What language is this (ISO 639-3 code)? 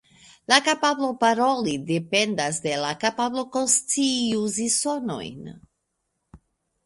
epo